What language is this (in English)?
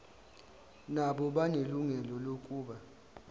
Zulu